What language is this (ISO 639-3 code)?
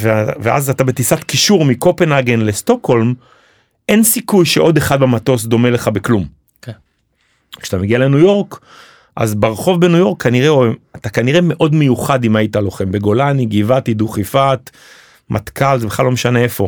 heb